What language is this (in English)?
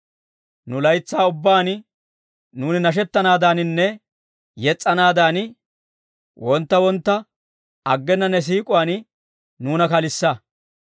Dawro